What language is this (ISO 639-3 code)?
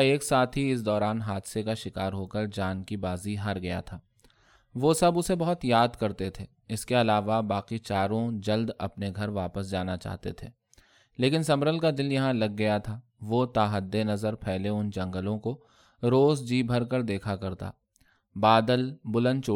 urd